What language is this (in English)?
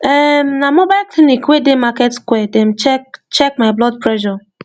Nigerian Pidgin